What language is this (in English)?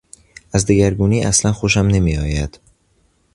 Persian